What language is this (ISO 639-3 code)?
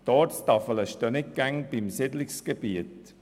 gsw